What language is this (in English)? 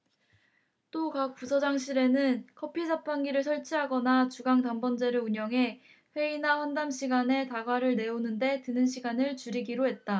Korean